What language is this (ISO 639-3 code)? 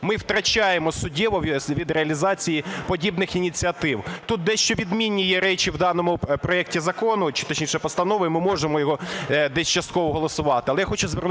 ukr